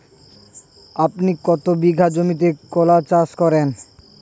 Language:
Bangla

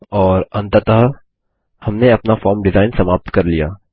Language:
Hindi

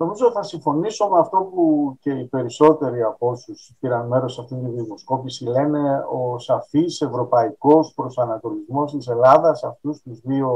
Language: Greek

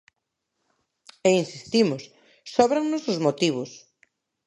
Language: Galician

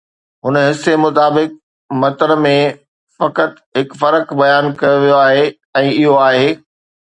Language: Sindhi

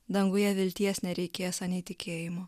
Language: Lithuanian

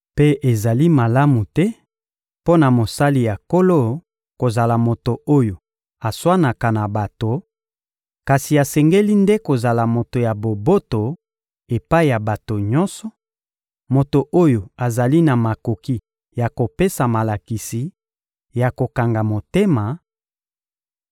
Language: Lingala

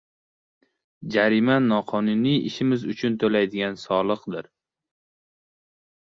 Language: Uzbek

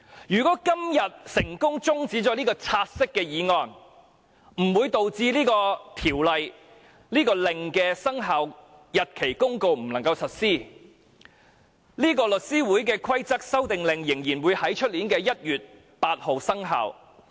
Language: Cantonese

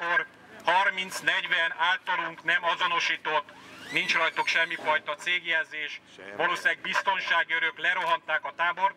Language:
Hungarian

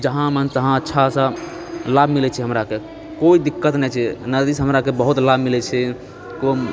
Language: Maithili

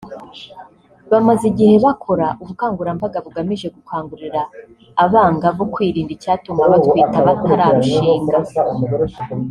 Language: Kinyarwanda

